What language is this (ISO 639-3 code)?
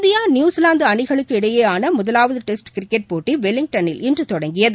tam